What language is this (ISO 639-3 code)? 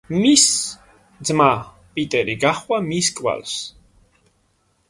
kat